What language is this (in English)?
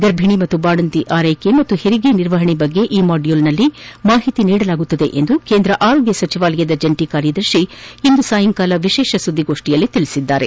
Kannada